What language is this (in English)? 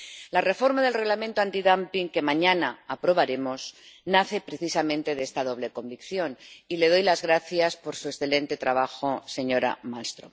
Spanish